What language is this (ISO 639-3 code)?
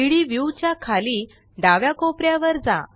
mar